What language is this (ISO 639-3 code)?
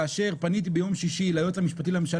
heb